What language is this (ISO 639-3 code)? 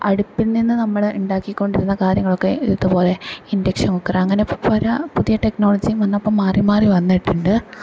mal